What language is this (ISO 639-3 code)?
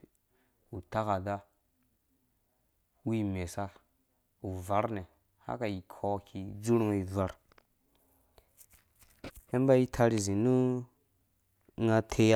ldb